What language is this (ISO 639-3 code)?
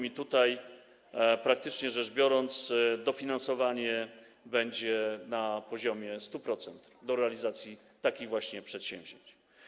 pol